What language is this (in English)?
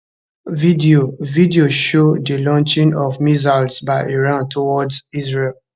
Nigerian Pidgin